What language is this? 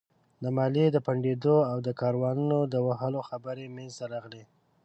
Pashto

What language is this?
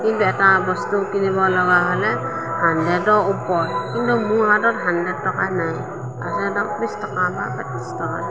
Assamese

